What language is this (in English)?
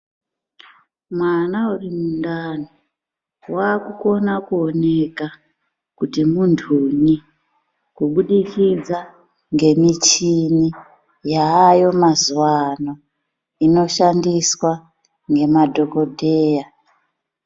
Ndau